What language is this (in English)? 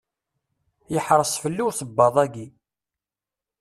Kabyle